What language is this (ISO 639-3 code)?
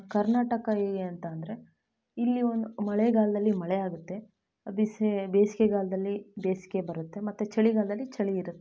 kan